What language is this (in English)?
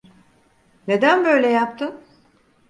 Turkish